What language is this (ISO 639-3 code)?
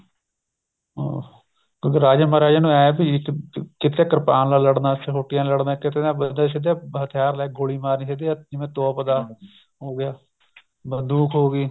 pan